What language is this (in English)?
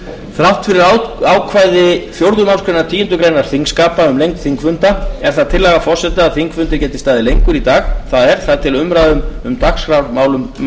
Icelandic